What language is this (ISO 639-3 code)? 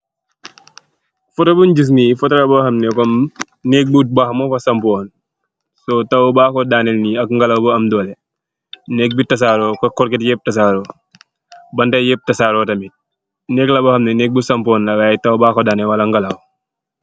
wol